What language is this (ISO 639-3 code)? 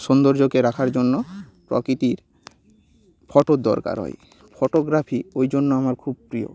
ben